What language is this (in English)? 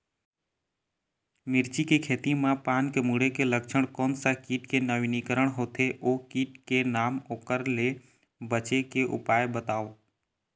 Chhattisgarhi